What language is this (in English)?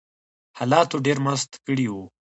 Pashto